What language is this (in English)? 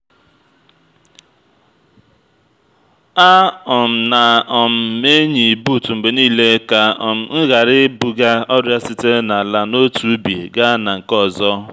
Igbo